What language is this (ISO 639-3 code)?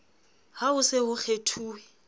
sot